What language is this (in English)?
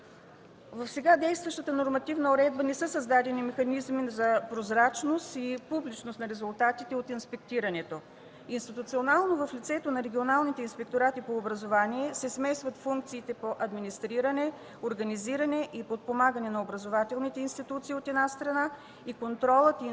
Bulgarian